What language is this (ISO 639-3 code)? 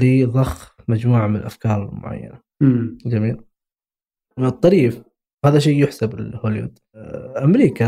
ara